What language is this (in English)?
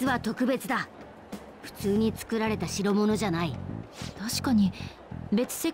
Japanese